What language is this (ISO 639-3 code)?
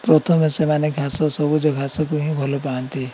ori